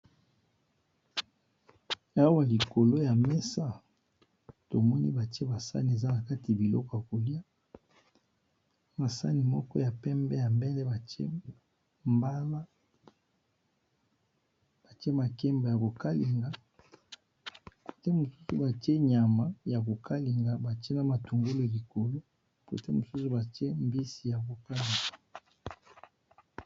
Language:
Lingala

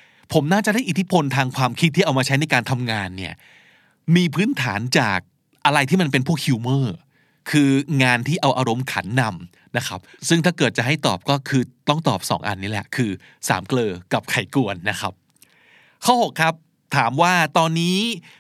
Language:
Thai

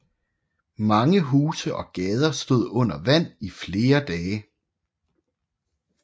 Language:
Danish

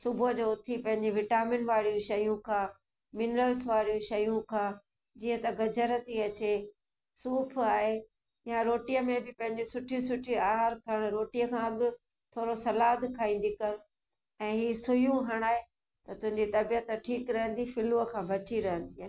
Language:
Sindhi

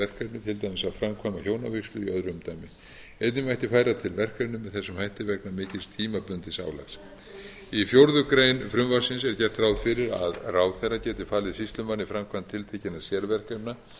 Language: Icelandic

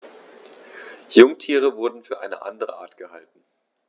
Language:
German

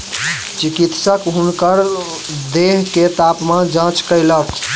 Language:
Maithili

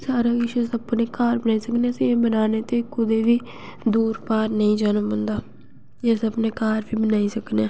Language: Dogri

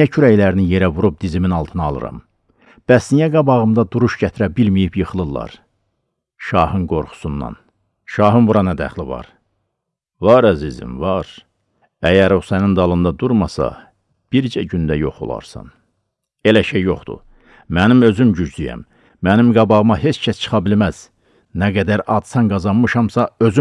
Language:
Turkish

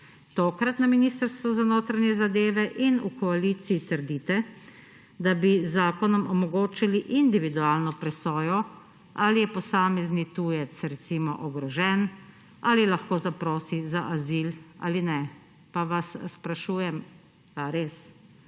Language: Slovenian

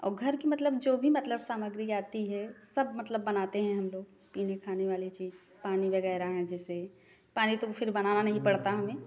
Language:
Hindi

